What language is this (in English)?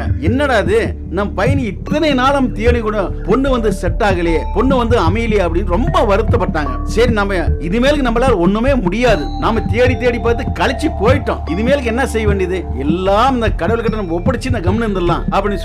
Tamil